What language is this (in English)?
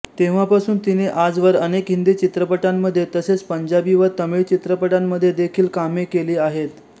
Marathi